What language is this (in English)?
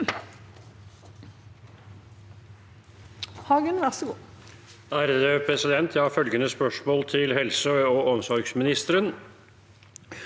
Norwegian